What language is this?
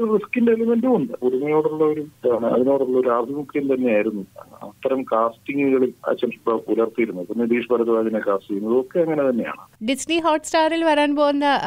Arabic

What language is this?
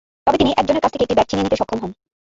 Bangla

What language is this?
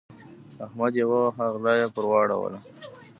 Pashto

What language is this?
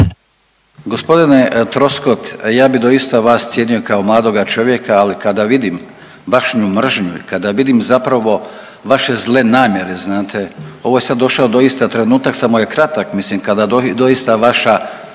Croatian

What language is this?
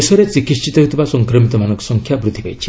Odia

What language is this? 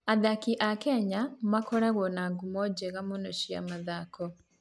Kikuyu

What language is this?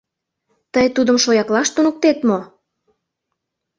Mari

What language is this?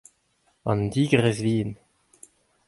Breton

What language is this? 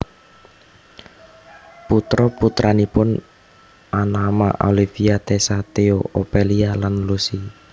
Javanese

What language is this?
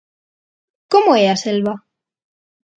Galician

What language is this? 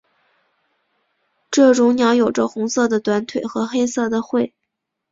Chinese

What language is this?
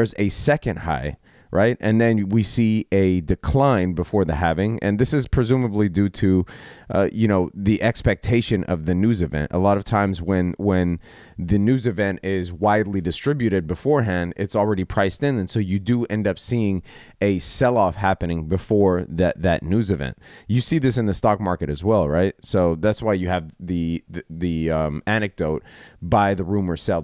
English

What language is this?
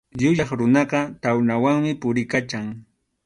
Arequipa-La Unión Quechua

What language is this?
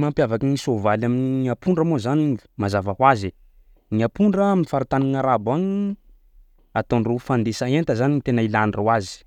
Sakalava Malagasy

